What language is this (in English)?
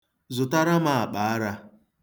Igbo